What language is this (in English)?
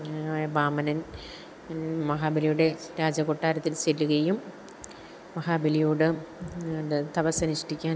Malayalam